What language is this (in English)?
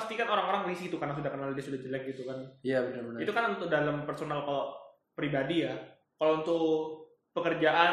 Indonesian